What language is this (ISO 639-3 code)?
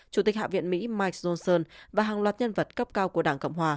vie